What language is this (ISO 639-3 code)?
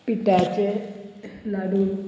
kok